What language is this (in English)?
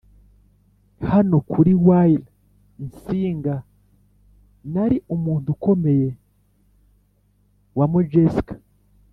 Kinyarwanda